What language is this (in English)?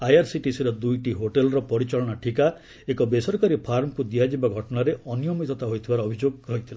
Odia